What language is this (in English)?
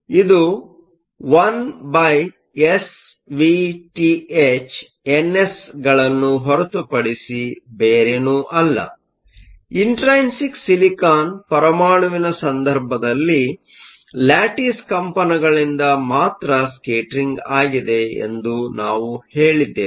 Kannada